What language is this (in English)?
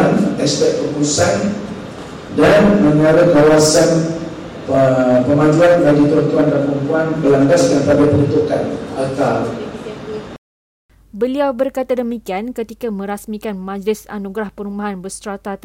Malay